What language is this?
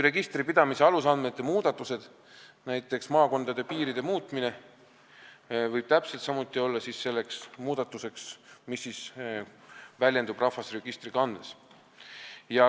Estonian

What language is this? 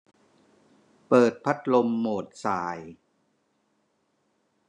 Thai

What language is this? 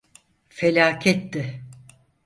Turkish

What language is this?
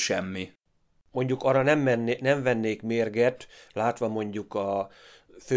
Hungarian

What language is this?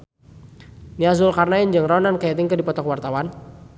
Sundanese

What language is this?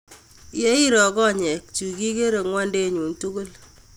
Kalenjin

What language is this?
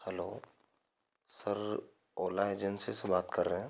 Hindi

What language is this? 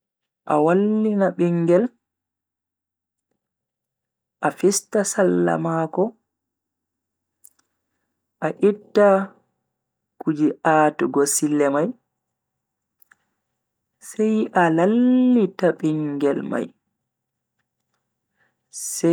Bagirmi Fulfulde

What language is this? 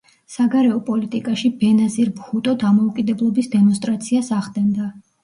Georgian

